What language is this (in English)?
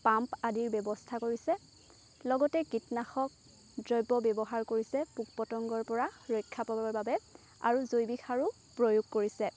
Assamese